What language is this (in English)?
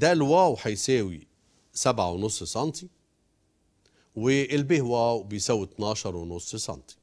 Arabic